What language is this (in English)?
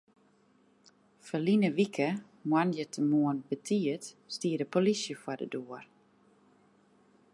Western Frisian